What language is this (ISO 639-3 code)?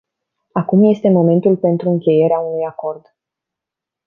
ron